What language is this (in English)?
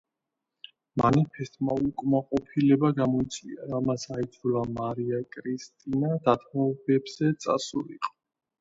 Georgian